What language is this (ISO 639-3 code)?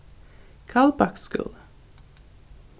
fao